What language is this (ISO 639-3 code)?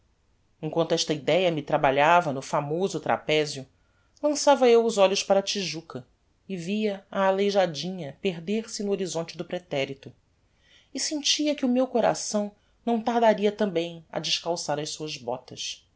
por